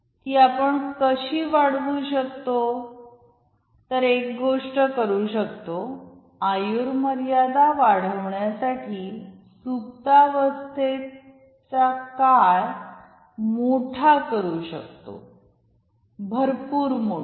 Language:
Marathi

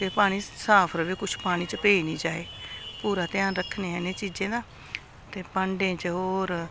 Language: Dogri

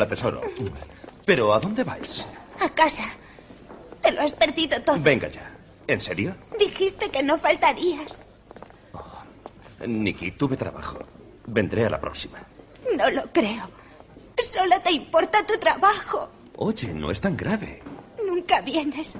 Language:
Spanish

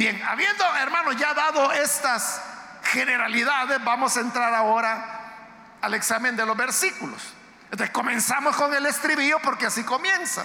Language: Spanish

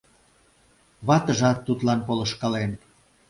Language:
Mari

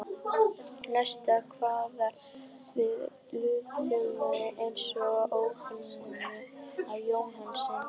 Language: Icelandic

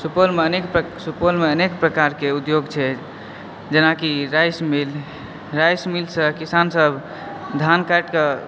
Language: Maithili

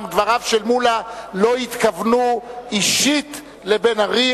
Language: Hebrew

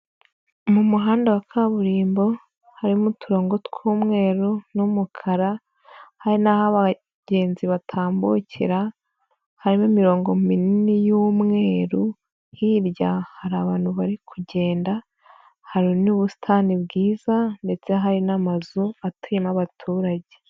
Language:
Kinyarwanda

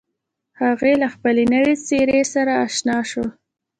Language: Pashto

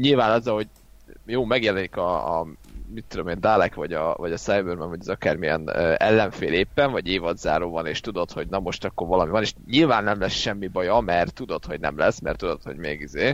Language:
Hungarian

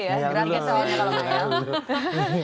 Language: Indonesian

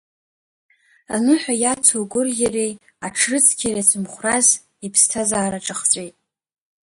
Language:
Abkhazian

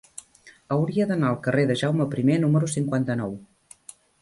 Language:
Catalan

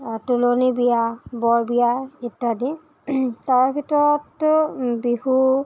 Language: Assamese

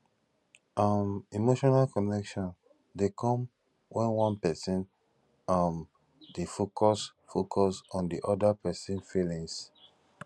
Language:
Nigerian Pidgin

